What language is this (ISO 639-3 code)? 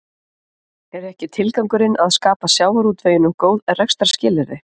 isl